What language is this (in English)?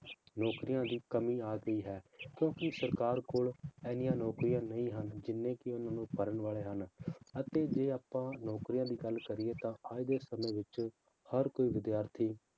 Punjabi